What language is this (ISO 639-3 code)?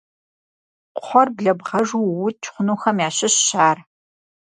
kbd